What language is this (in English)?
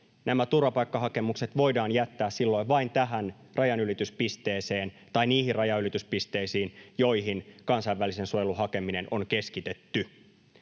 Finnish